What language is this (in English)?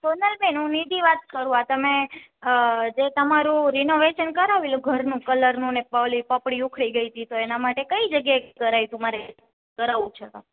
Gujarati